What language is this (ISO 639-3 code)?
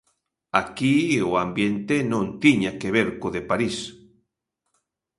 glg